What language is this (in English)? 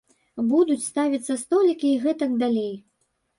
Belarusian